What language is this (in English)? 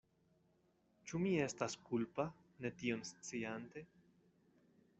Esperanto